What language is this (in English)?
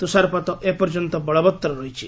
Odia